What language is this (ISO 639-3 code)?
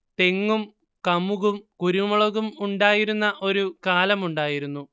mal